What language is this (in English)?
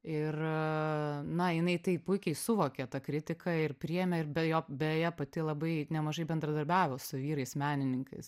Lithuanian